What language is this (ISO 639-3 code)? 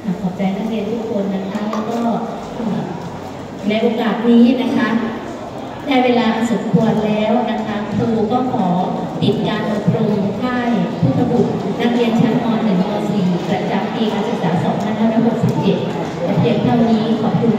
tha